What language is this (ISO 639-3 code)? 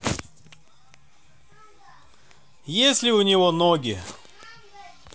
rus